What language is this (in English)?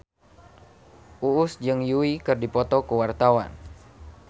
Sundanese